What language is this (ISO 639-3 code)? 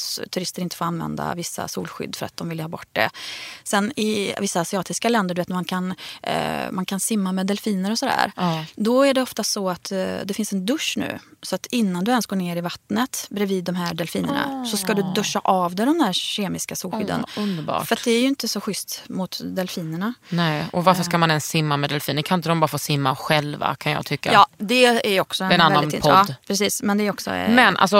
swe